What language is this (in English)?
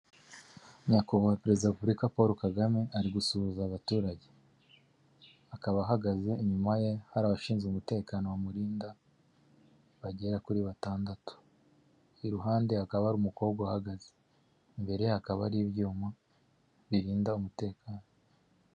Kinyarwanda